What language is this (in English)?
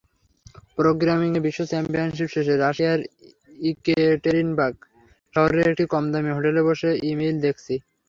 Bangla